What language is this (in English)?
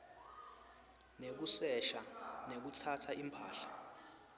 Swati